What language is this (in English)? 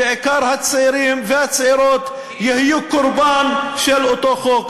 Hebrew